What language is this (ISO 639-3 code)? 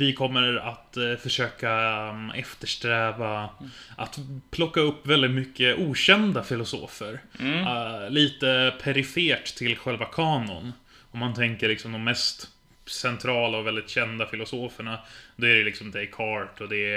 swe